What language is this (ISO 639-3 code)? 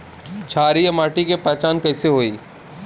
bho